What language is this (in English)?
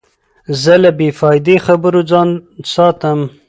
Pashto